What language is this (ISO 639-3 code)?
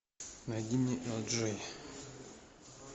rus